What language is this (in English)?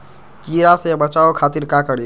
Magahi